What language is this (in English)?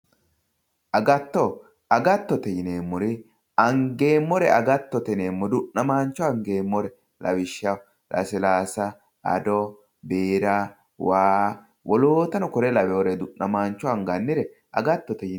Sidamo